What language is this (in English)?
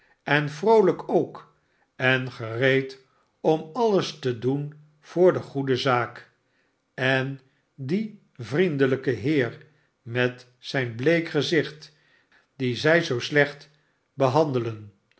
Dutch